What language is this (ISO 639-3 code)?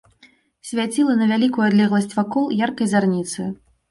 bel